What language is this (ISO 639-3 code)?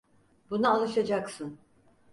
tur